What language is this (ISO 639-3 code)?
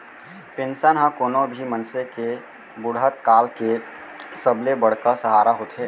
hne